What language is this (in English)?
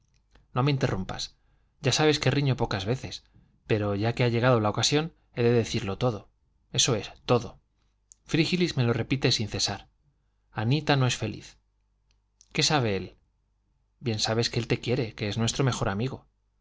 Spanish